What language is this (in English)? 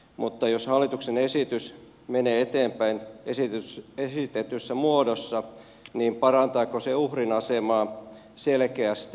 Finnish